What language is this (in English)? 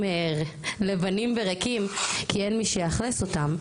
Hebrew